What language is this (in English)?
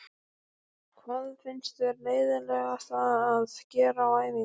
Icelandic